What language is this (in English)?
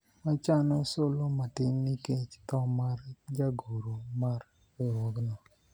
Luo (Kenya and Tanzania)